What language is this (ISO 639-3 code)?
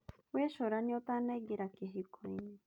kik